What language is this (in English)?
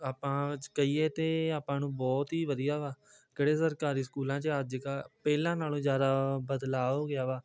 Punjabi